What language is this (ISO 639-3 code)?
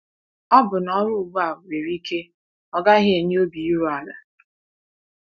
ibo